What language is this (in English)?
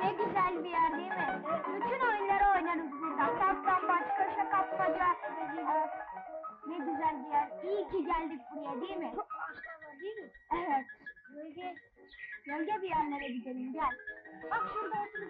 Turkish